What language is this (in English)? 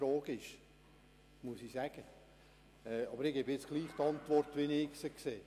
Swiss German